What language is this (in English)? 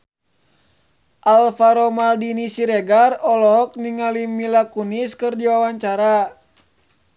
Sundanese